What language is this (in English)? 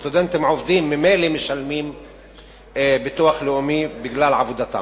Hebrew